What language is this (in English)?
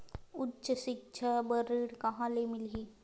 Chhattisgarhi